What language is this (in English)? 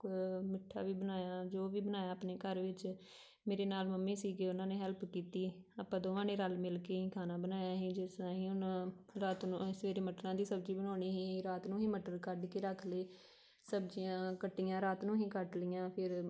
Punjabi